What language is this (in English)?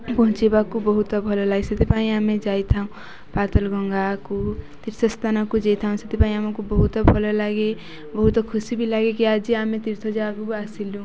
Odia